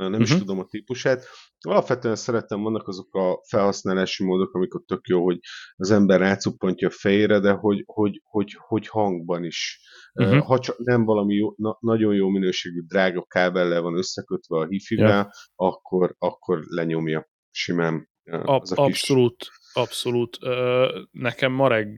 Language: Hungarian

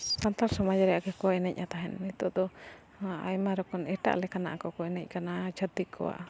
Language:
Santali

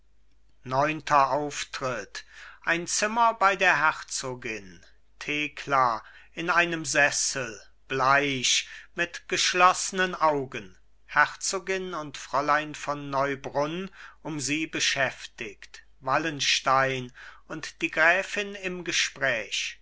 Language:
German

